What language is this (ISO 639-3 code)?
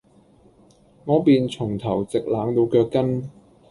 yue